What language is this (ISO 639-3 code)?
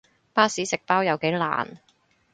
yue